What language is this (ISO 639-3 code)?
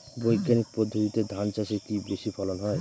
ben